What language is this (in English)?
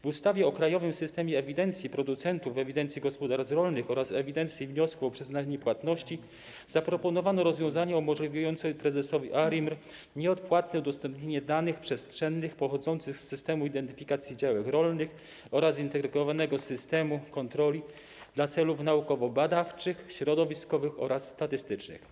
Polish